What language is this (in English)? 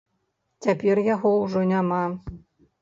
Belarusian